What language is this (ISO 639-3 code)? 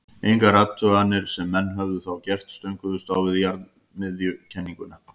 isl